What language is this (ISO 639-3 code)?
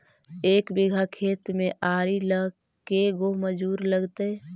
mag